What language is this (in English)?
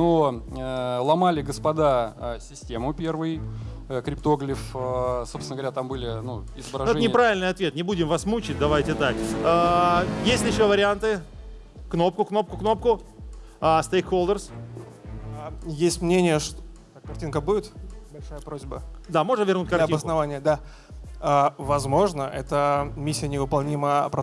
Russian